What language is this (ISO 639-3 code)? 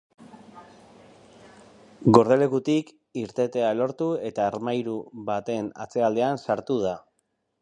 eus